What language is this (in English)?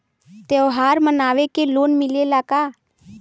Bhojpuri